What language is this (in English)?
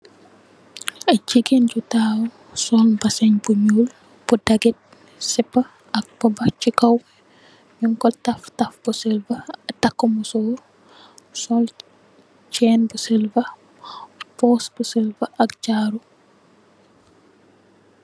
Wolof